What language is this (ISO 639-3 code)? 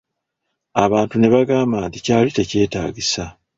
lug